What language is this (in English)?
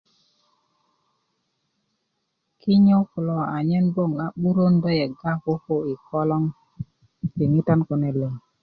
Kuku